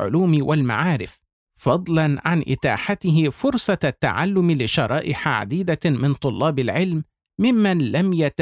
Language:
Arabic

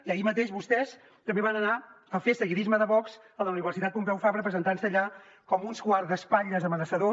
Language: Catalan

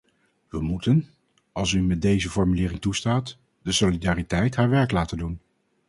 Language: Dutch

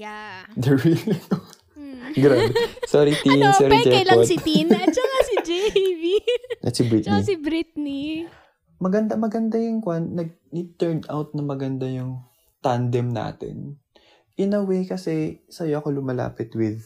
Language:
Filipino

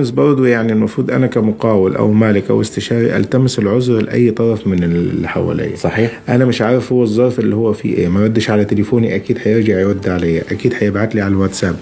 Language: Arabic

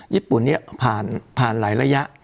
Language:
Thai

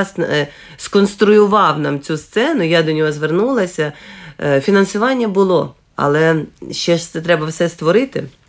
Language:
Ukrainian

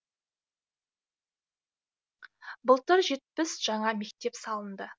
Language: Kazakh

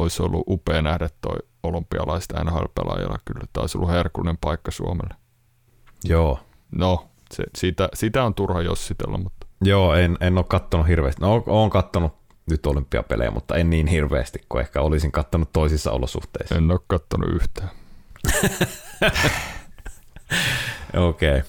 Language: Finnish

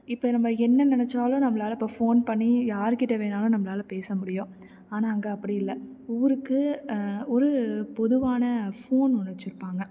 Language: Tamil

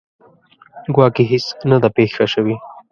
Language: Pashto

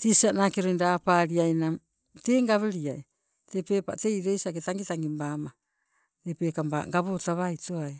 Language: Sibe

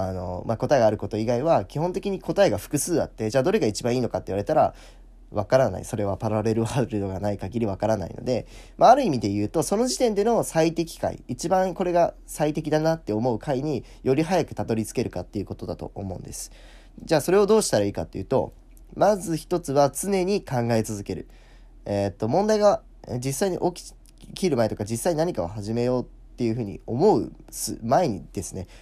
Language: Japanese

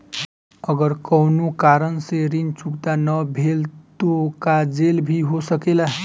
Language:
Bhojpuri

